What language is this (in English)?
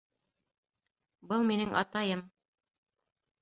Bashkir